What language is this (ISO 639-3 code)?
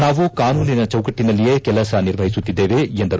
kan